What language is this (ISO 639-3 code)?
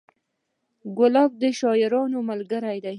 pus